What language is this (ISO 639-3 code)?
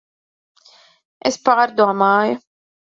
lav